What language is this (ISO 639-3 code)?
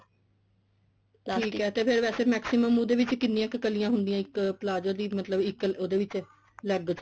pan